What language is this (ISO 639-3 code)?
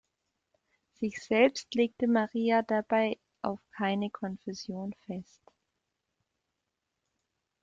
deu